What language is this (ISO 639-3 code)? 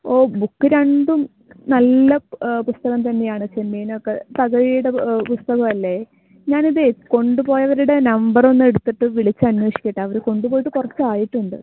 mal